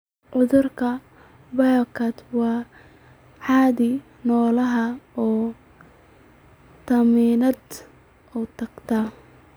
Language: Somali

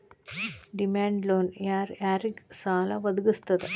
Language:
Kannada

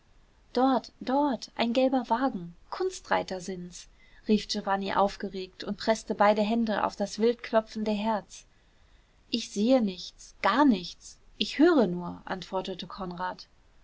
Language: German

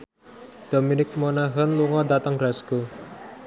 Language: Javanese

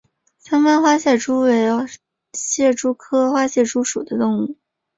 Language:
Chinese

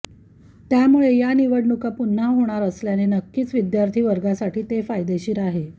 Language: Marathi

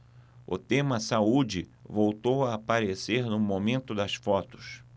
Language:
Portuguese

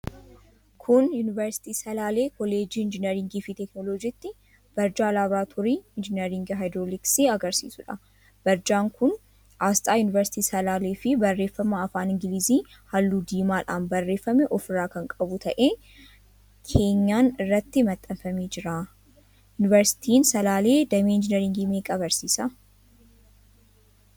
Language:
Oromo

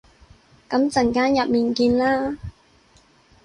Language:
Cantonese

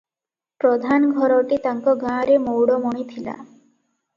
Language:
Odia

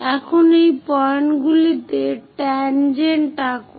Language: Bangla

